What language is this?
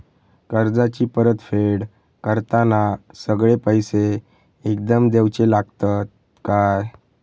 Marathi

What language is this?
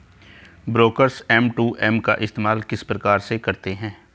Hindi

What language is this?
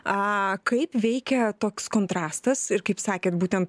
Lithuanian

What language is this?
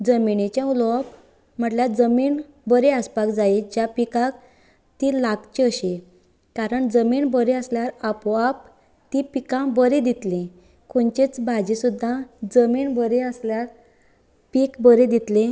Konkani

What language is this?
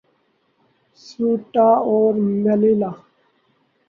Urdu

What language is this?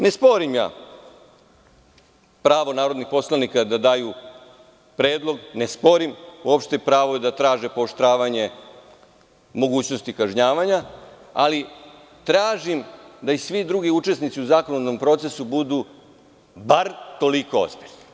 Serbian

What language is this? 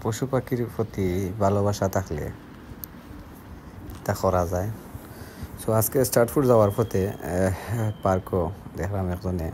Bangla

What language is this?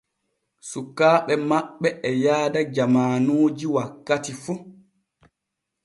Borgu Fulfulde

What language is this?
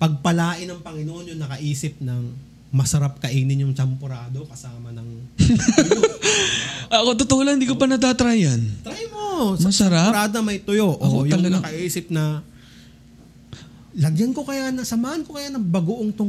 Filipino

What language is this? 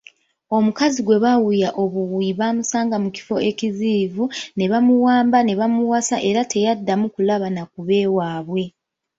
Ganda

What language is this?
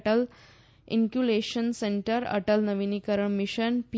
Gujarati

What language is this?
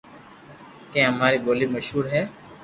Loarki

